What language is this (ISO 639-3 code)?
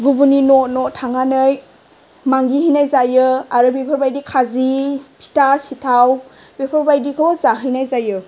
brx